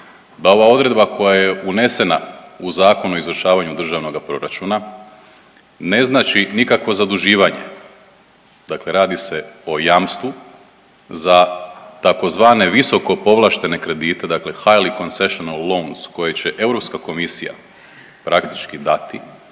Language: Croatian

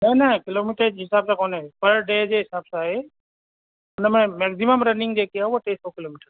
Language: Sindhi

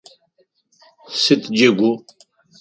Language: Adyghe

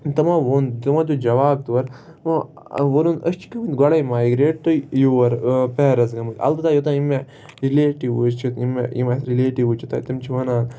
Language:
Kashmiri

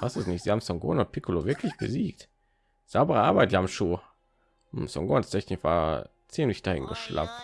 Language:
German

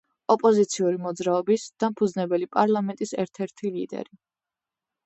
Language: Georgian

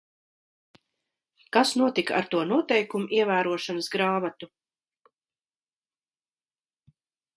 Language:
Latvian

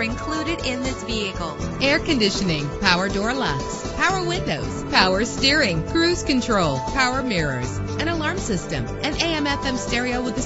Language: English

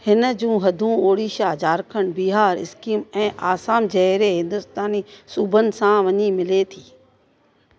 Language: Sindhi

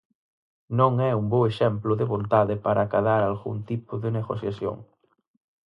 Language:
Galician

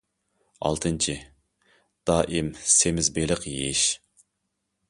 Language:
Uyghur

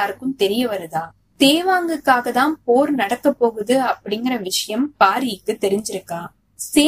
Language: Tamil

